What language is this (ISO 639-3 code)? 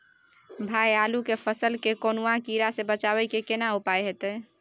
mai